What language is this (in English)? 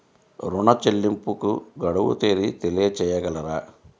Telugu